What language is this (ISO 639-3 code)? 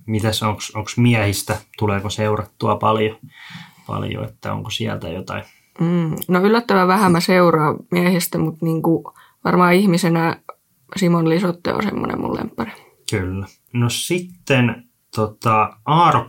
fin